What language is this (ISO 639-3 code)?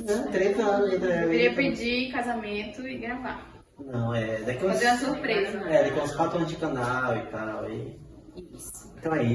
por